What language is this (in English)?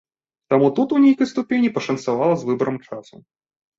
Belarusian